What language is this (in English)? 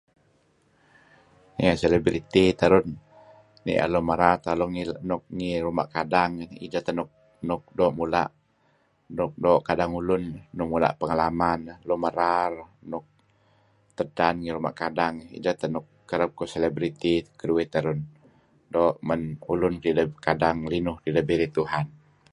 Kelabit